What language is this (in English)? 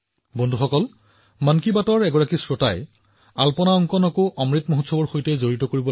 Assamese